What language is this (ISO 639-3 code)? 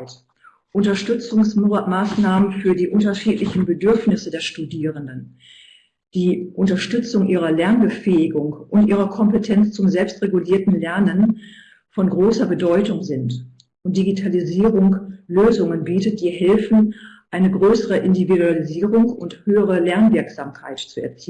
deu